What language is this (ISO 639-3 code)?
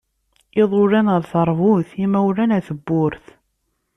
kab